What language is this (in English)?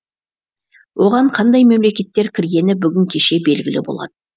Kazakh